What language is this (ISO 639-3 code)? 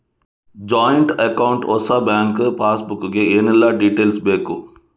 kan